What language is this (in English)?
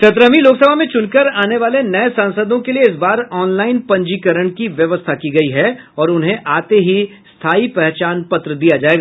Hindi